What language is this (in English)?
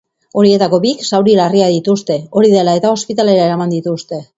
Basque